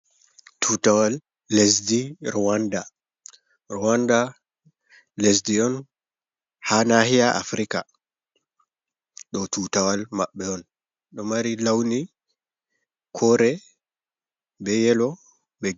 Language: Fula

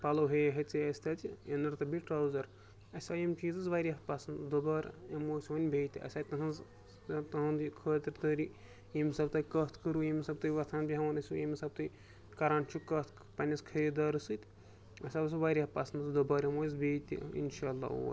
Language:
Kashmiri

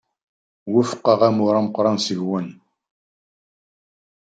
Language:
Kabyle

